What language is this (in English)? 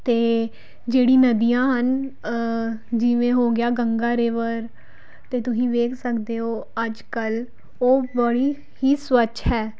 Punjabi